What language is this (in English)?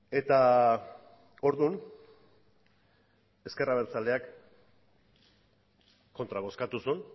Basque